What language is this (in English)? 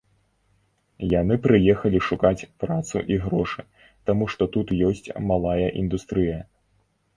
Belarusian